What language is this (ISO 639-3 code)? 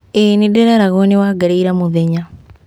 kik